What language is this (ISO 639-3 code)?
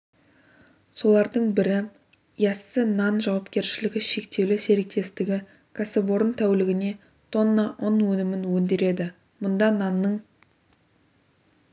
kaz